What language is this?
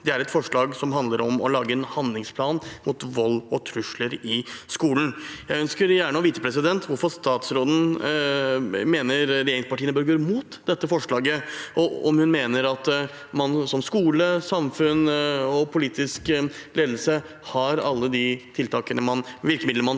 Norwegian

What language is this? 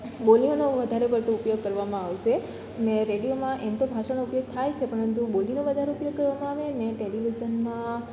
Gujarati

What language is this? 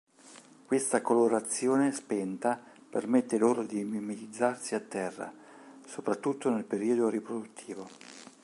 Italian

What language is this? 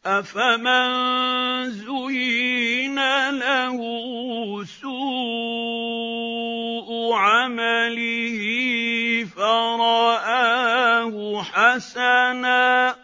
Arabic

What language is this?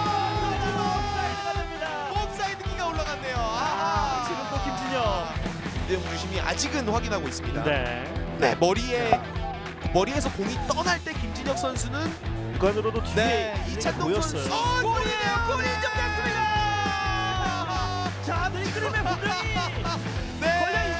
Korean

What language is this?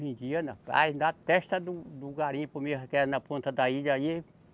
Portuguese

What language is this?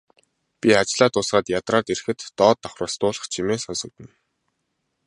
Mongolian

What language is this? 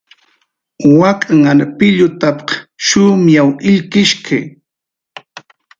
Jaqaru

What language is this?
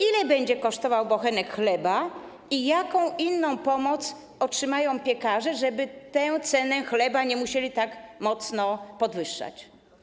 Polish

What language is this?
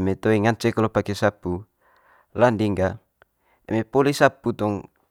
Manggarai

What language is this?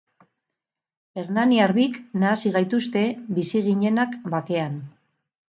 Basque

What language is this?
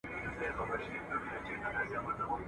Pashto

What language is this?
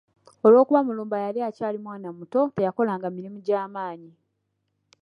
Ganda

